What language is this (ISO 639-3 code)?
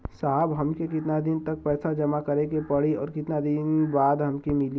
bho